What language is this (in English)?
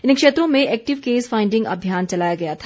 Hindi